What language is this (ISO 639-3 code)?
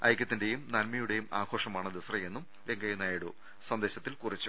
mal